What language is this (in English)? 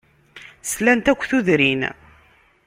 Kabyle